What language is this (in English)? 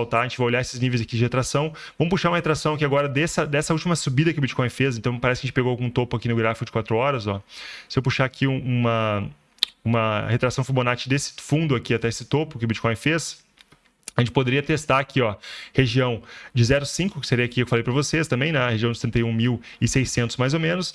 Portuguese